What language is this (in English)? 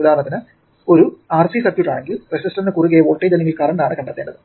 Malayalam